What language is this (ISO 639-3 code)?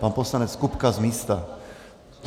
ces